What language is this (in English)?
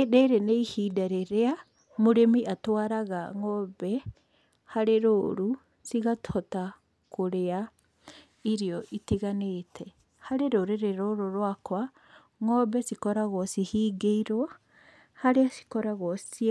Kikuyu